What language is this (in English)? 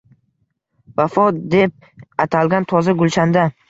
Uzbek